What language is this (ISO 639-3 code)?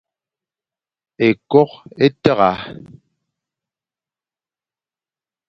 fan